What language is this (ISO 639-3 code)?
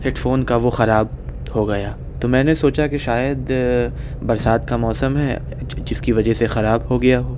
urd